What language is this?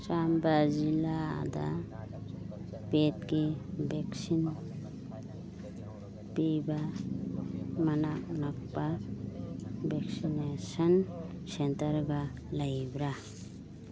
Manipuri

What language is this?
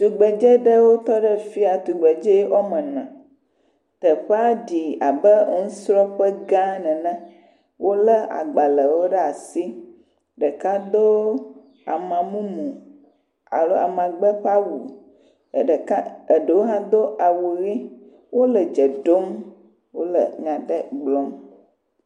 Ewe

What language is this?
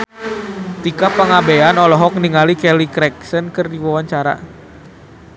Sundanese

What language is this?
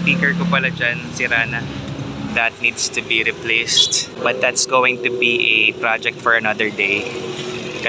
Filipino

